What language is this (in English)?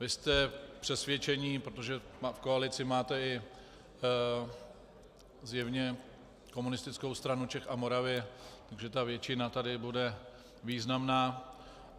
Czech